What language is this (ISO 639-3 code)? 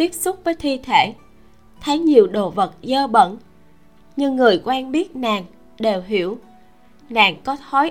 vie